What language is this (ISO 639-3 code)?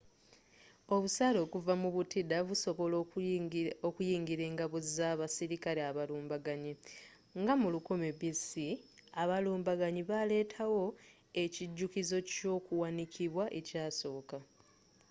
lug